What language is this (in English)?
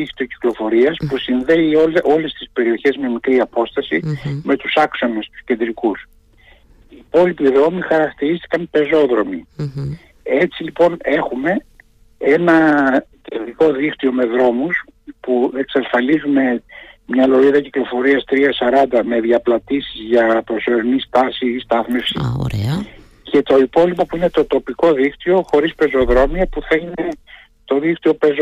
Greek